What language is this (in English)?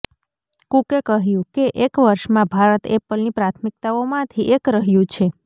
Gujarati